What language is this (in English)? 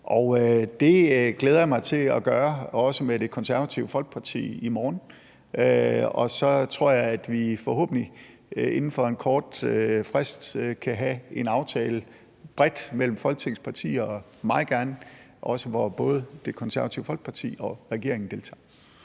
Danish